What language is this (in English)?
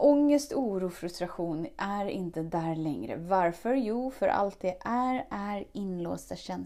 Swedish